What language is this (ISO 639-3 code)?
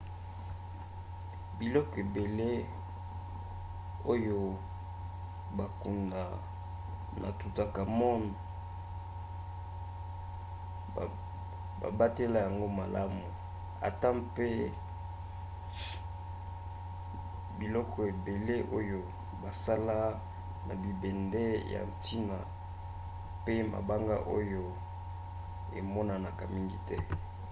lin